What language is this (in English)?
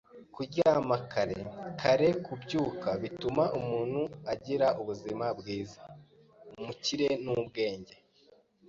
Kinyarwanda